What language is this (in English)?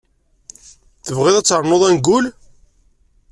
Kabyle